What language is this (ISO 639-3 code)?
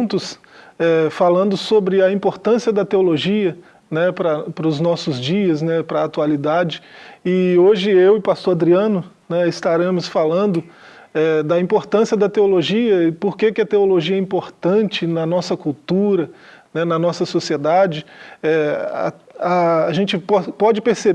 por